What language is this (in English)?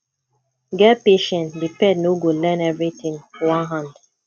Nigerian Pidgin